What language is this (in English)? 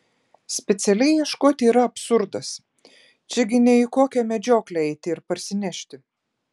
Lithuanian